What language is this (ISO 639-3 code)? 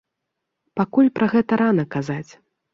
bel